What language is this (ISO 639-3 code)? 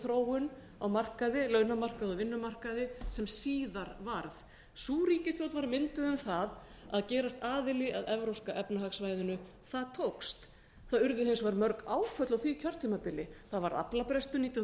isl